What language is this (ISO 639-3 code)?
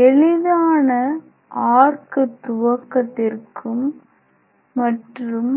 tam